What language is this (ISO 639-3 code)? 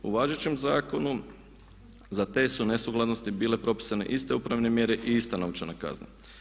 hrv